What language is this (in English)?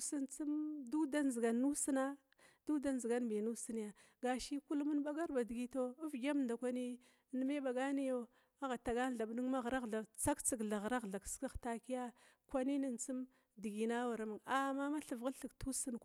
Glavda